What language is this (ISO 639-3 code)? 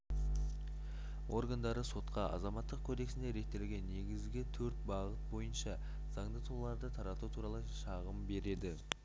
kaz